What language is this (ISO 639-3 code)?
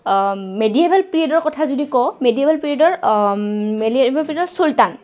asm